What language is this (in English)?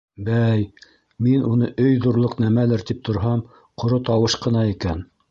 Bashkir